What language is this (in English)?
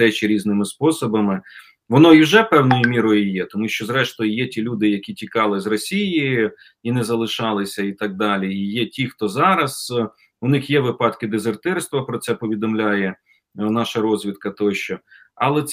Ukrainian